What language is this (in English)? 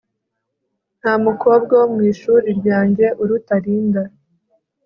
Kinyarwanda